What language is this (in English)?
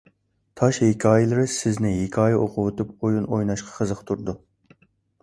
Uyghur